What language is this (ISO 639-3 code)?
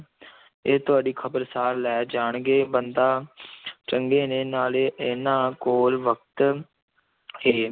pan